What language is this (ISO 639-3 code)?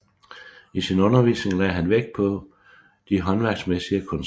dan